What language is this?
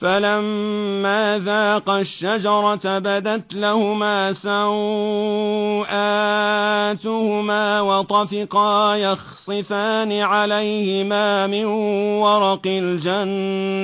Arabic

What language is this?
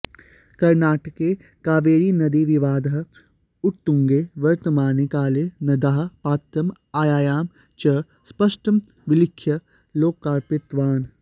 Sanskrit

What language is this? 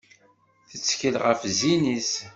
Kabyle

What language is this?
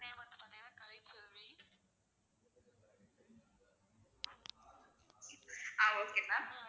Tamil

